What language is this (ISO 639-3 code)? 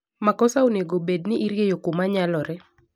luo